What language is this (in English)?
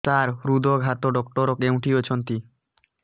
Odia